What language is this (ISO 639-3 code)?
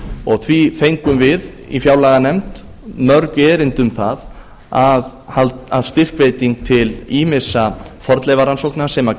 isl